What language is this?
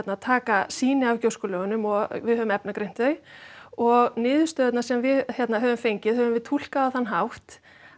Icelandic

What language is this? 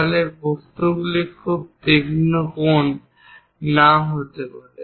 Bangla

